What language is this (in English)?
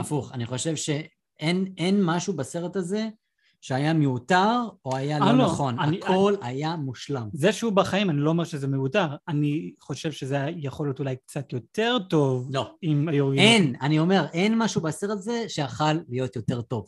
Hebrew